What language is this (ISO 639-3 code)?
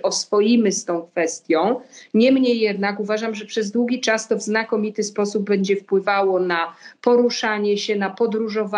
pol